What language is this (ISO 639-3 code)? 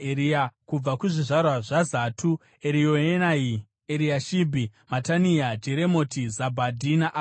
sna